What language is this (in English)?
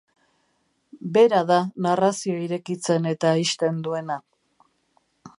Basque